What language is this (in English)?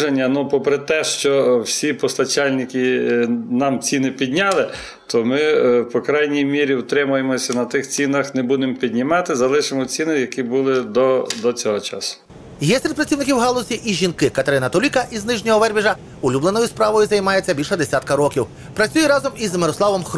Ukrainian